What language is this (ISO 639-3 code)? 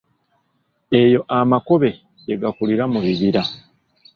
lug